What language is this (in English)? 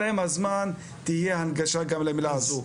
Hebrew